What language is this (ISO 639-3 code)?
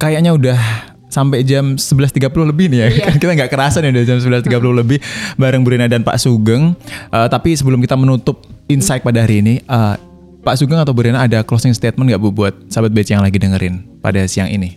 ind